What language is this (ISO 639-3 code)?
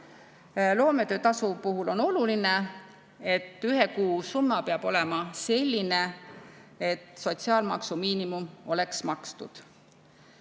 est